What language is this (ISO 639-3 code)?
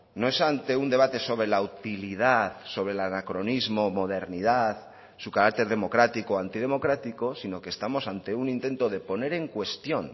spa